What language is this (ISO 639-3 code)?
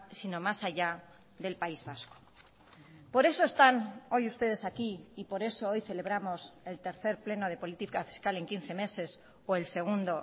spa